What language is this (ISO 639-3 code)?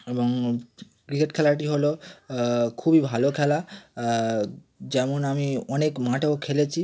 ben